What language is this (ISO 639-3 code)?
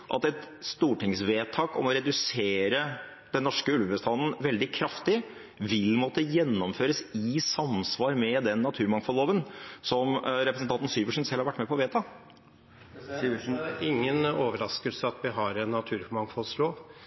nob